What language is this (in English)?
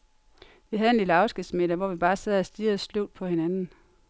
Danish